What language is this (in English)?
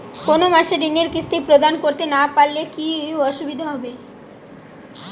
Bangla